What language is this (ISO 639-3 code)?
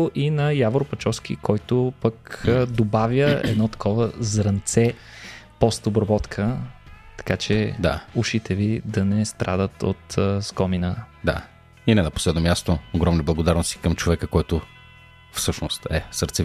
bul